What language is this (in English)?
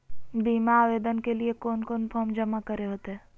Magahi